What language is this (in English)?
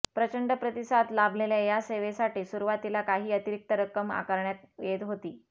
Marathi